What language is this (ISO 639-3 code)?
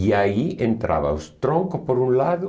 por